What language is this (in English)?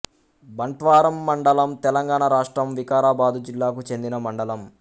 Telugu